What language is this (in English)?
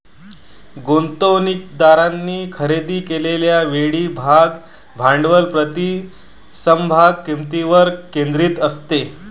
Marathi